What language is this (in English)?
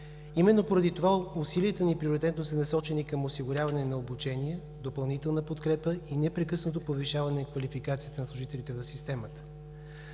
Bulgarian